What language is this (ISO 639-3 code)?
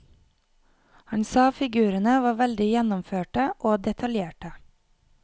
nor